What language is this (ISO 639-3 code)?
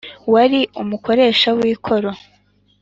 kin